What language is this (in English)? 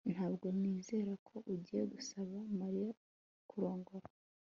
Kinyarwanda